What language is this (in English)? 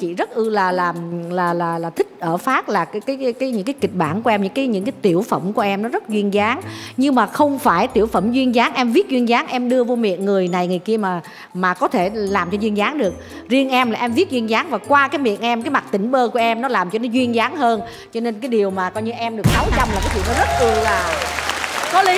Vietnamese